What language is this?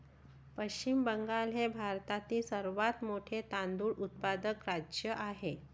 Marathi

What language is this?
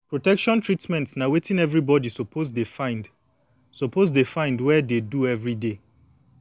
Nigerian Pidgin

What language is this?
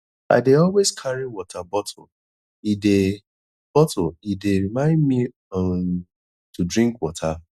Nigerian Pidgin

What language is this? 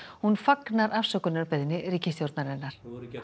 Icelandic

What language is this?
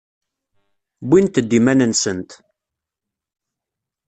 Kabyle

